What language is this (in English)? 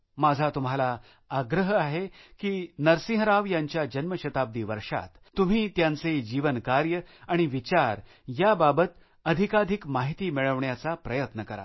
Marathi